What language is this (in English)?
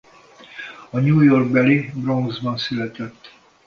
Hungarian